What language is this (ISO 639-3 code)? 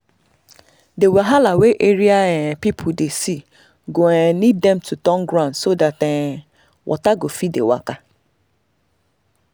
pcm